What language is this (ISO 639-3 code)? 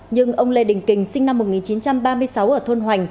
vie